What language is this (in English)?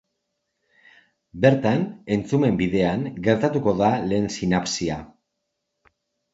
Basque